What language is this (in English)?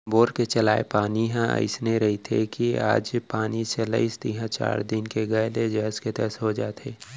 Chhattisgarhi